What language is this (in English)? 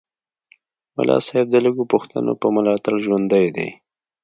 Pashto